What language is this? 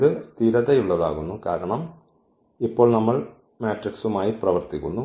Malayalam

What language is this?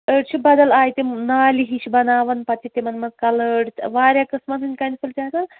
Kashmiri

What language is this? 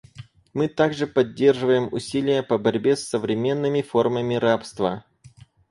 Russian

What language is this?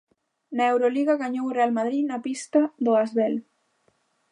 Galician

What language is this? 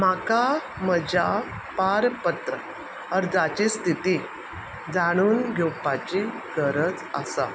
Konkani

